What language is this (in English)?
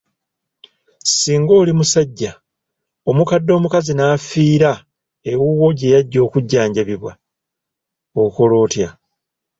Ganda